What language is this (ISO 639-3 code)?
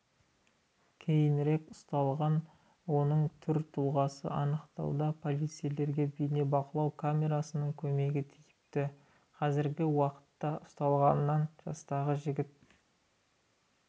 kaz